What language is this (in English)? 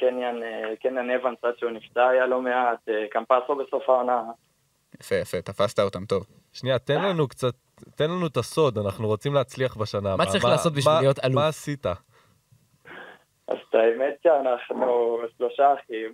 Hebrew